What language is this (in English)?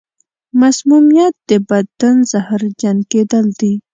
Pashto